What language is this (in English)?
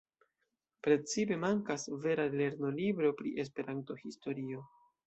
Esperanto